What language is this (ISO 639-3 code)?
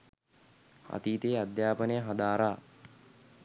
sin